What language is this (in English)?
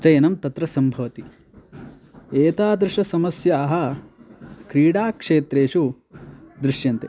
Sanskrit